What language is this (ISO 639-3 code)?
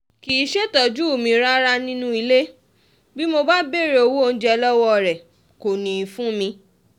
yor